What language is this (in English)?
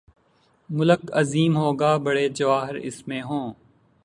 Urdu